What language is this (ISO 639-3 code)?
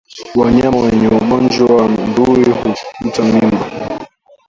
swa